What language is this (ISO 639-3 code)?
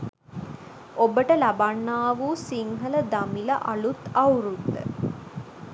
sin